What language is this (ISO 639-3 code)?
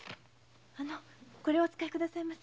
jpn